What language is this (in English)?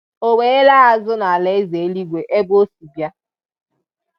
Igbo